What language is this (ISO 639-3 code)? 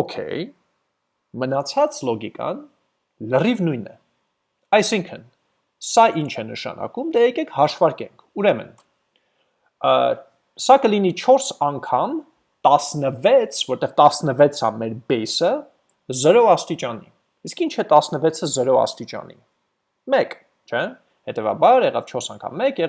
eng